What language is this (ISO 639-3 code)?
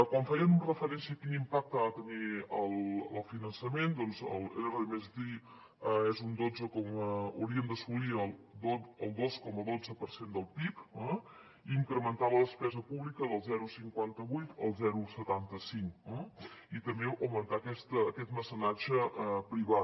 cat